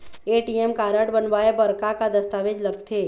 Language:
Chhattisgarhi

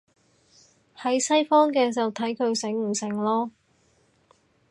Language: Cantonese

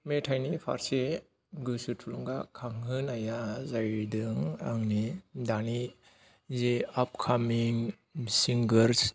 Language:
Bodo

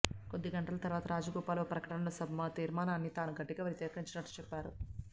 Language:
Telugu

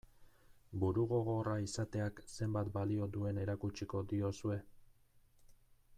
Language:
Basque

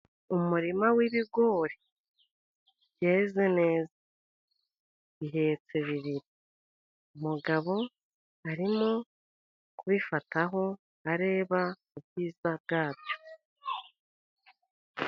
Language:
Kinyarwanda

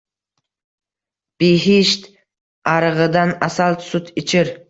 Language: Uzbek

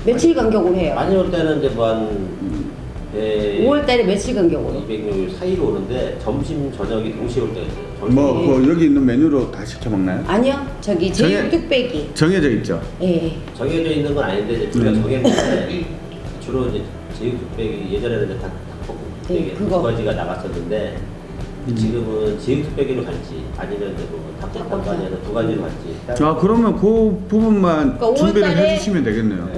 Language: Korean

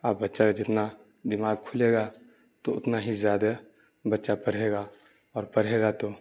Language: Urdu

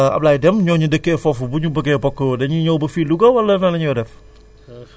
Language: Wolof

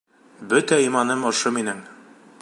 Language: Bashkir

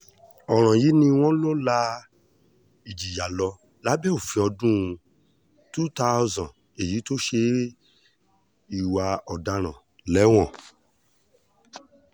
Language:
Yoruba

